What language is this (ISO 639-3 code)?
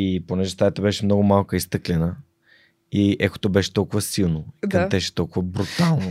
bul